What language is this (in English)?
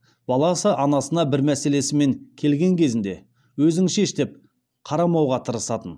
Kazakh